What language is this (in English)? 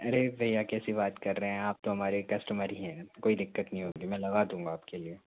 Hindi